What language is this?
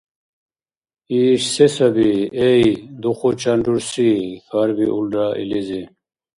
Dargwa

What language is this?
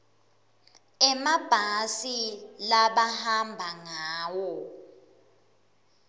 Swati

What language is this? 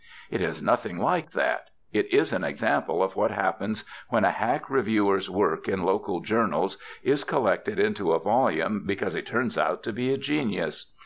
English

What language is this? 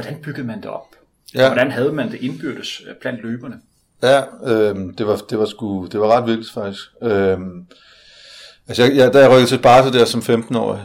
Danish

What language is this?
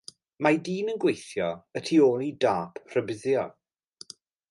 Welsh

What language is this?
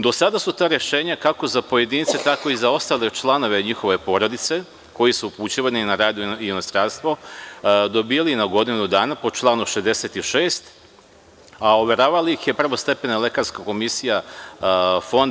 Serbian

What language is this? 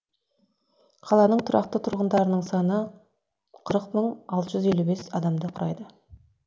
Kazakh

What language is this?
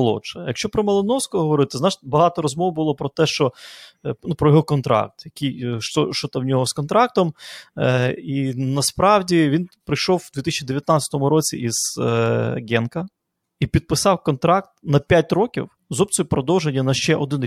Ukrainian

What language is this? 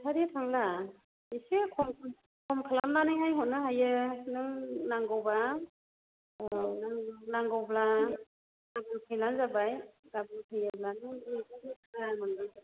Bodo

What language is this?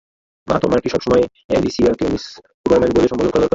Bangla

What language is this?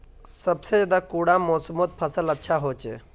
Magahi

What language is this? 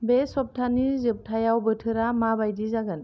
Bodo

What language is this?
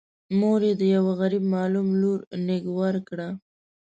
Pashto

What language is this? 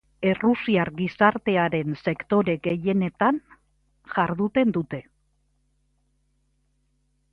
Basque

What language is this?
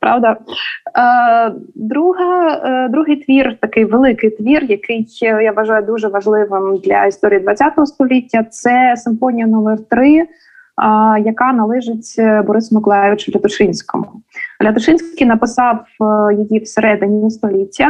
Ukrainian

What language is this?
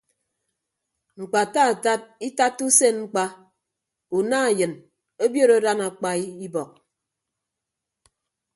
Ibibio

